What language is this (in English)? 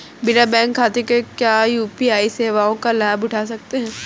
Hindi